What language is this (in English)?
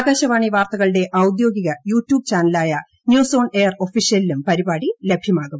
Malayalam